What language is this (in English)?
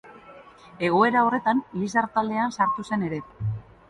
Basque